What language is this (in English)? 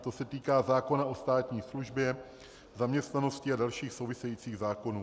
Czech